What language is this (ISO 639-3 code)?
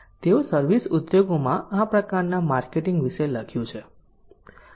guj